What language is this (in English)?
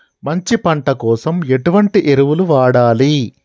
Telugu